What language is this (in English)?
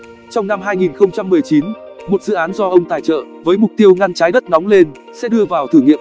Vietnamese